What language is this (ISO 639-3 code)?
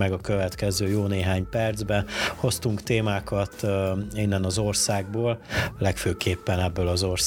hun